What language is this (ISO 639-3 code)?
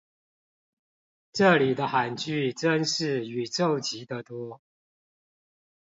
zho